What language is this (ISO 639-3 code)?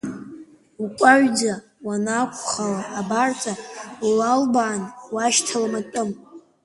abk